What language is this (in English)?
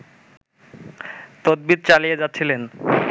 Bangla